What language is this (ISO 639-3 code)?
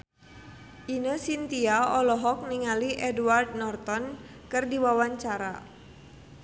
sun